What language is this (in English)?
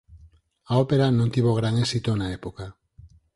Galician